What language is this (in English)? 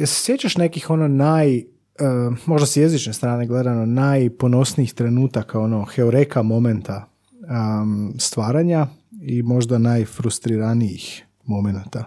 Croatian